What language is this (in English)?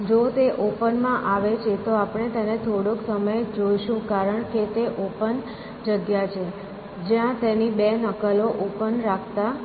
Gujarati